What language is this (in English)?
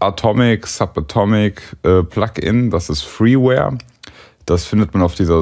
German